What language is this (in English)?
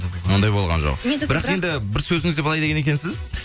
Kazakh